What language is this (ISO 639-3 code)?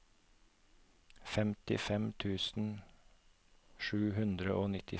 nor